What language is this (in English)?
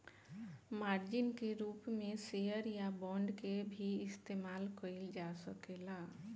Bhojpuri